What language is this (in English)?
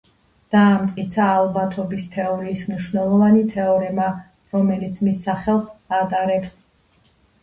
Georgian